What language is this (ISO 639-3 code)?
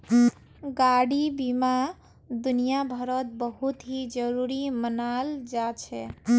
mag